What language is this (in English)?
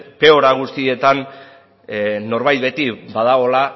Basque